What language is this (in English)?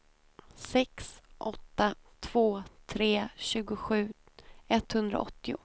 Swedish